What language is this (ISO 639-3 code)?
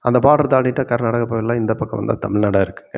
tam